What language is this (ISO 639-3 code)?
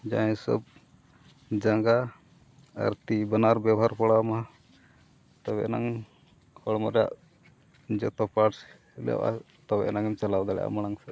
sat